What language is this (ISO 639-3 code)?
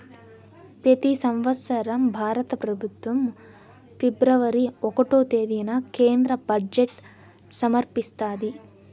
tel